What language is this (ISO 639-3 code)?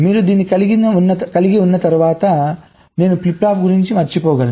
tel